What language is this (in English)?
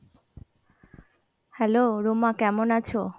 Bangla